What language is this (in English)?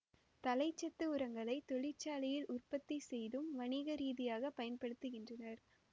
Tamil